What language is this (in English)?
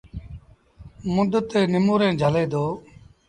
Sindhi Bhil